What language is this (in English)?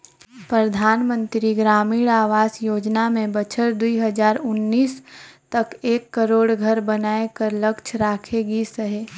Chhattisgarhi